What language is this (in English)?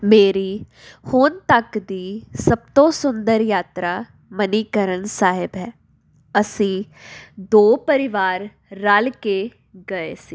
Punjabi